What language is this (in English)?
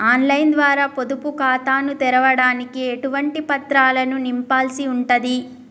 Telugu